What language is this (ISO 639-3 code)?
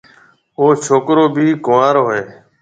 mve